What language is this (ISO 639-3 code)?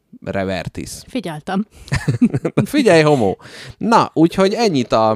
hun